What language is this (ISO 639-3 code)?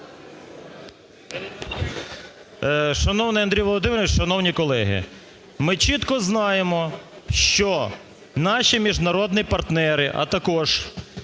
ukr